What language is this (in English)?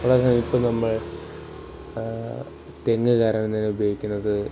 Malayalam